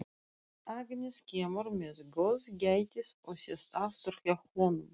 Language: Icelandic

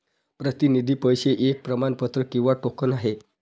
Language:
Marathi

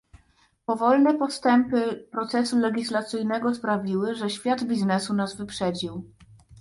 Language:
Polish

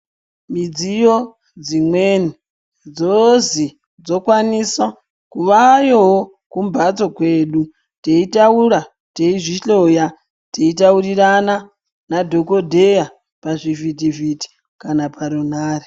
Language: Ndau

